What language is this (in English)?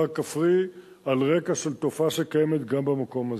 Hebrew